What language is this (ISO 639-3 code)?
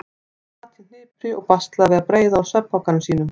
isl